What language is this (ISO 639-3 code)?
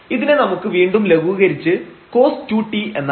mal